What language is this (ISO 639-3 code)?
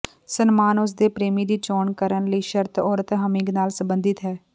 pan